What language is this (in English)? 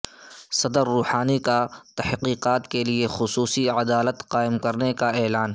Urdu